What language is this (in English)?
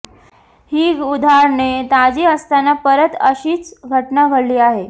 Marathi